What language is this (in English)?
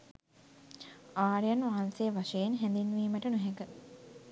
Sinhala